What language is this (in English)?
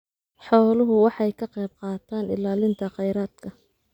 Somali